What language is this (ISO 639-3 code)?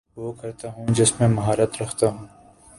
urd